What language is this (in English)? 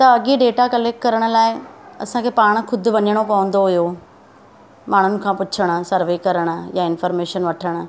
Sindhi